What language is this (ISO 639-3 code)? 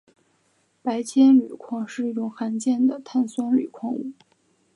zho